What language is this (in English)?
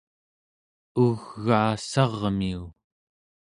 Central Yupik